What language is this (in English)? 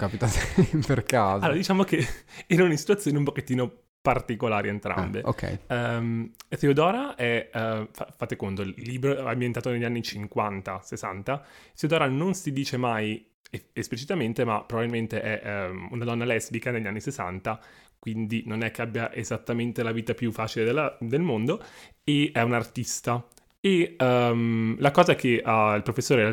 Italian